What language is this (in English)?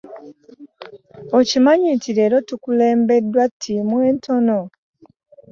Ganda